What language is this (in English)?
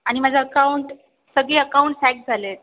Marathi